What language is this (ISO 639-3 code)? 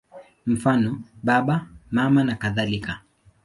swa